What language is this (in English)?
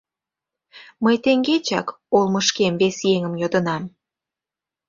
Mari